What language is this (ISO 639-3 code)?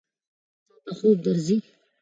pus